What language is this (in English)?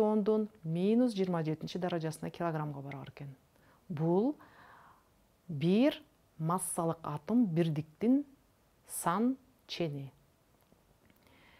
Turkish